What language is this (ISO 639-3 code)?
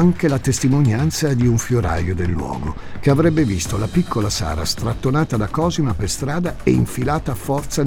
ita